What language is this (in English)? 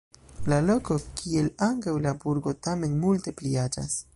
Esperanto